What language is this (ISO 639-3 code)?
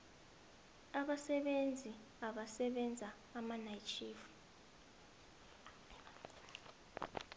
nbl